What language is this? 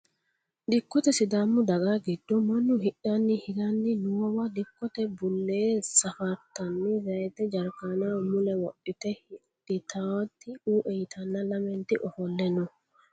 Sidamo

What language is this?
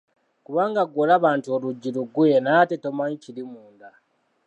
Ganda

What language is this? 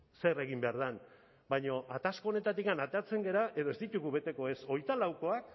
Basque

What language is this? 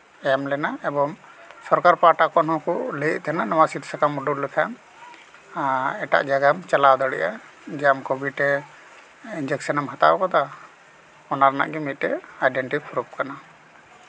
Santali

